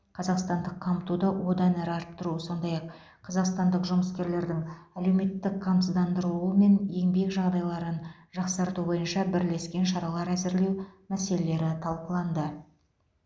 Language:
Kazakh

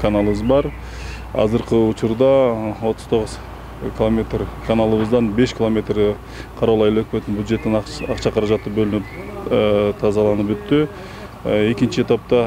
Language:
Turkish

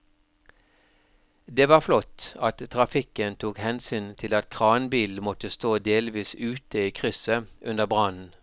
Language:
Norwegian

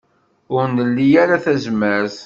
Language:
Kabyle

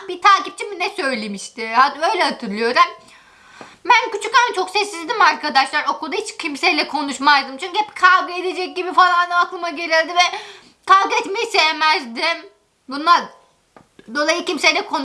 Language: Turkish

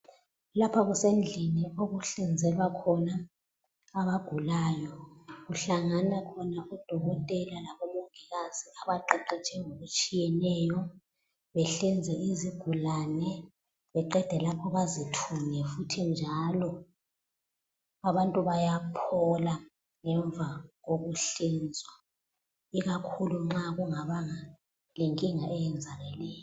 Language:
North Ndebele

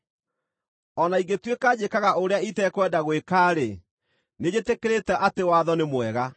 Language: Kikuyu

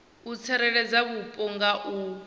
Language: Venda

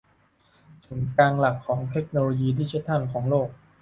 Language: Thai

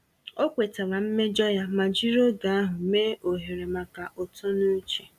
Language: Igbo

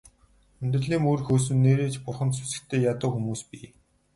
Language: Mongolian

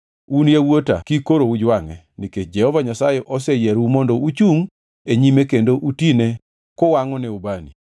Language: Luo (Kenya and Tanzania)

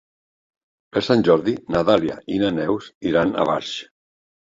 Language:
Catalan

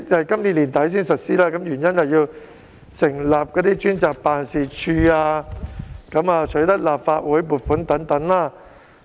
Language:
Cantonese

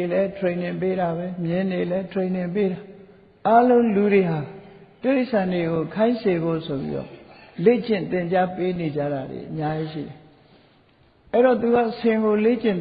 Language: Vietnamese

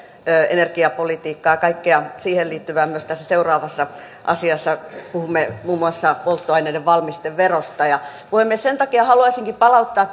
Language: Finnish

